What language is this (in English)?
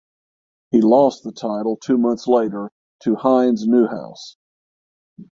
English